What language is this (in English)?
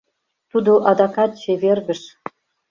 Mari